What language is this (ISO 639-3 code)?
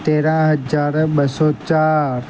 snd